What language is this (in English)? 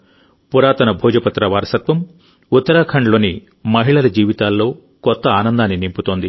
Telugu